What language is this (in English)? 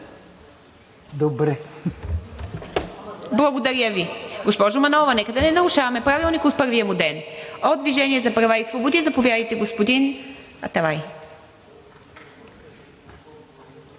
Bulgarian